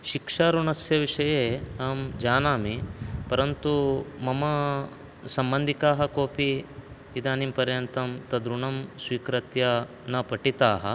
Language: Sanskrit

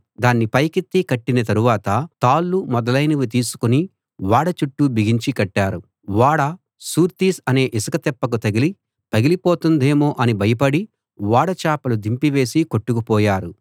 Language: Telugu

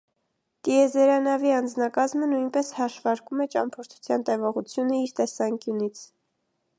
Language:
Armenian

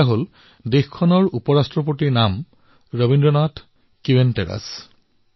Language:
Assamese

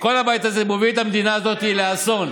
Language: Hebrew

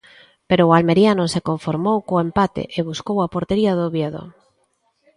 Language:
Galician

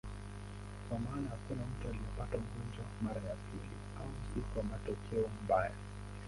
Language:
Swahili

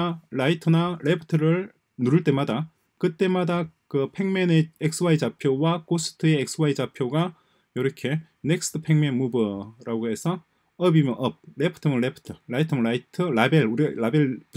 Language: Korean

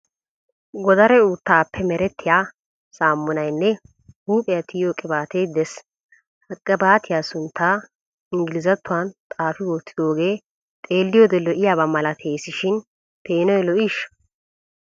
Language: Wolaytta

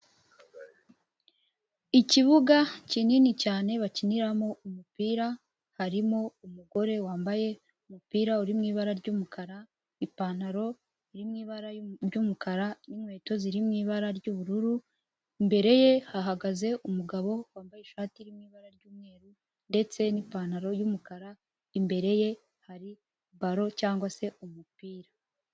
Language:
Kinyarwanda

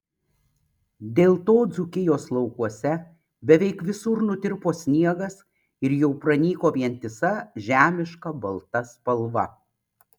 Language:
Lithuanian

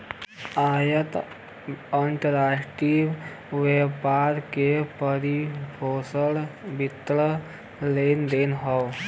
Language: Bhojpuri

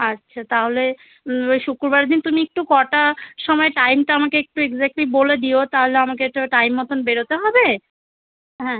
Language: Bangla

